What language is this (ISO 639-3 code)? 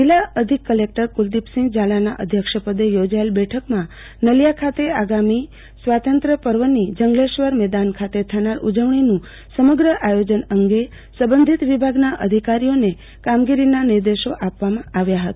guj